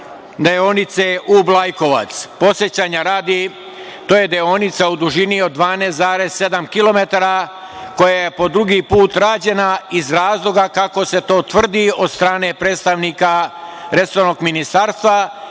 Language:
Serbian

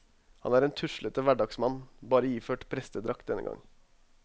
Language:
Norwegian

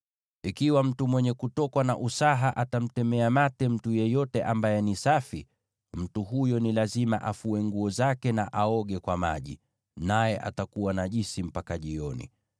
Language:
Swahili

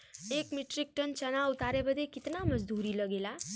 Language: Bhojpuri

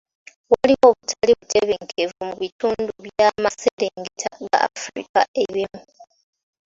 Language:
Ganda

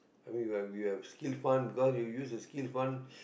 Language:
English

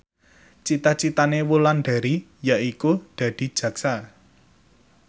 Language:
Javanese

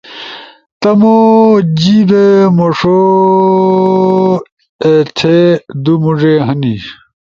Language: Ushojo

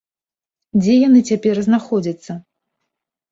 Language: Belarusian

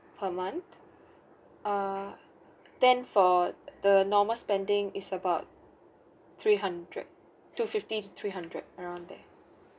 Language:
English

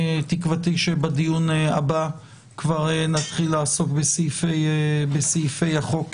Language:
Hebrew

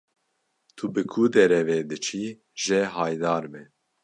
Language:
Kurdish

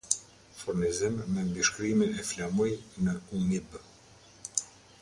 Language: Albanian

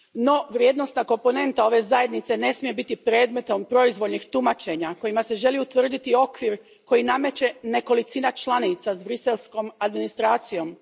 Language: Croatian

